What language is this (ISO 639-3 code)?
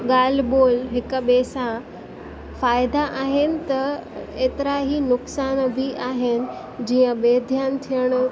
snd